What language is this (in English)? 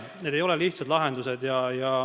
Estonian